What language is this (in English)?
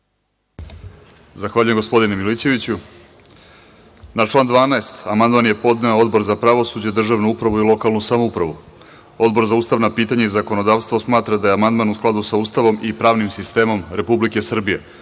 Serbian